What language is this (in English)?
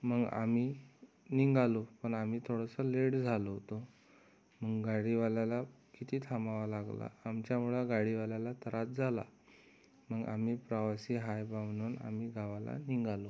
Marathi